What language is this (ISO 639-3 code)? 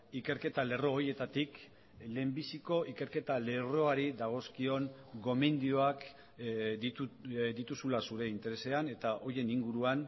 eus